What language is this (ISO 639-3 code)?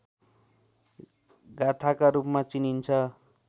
nep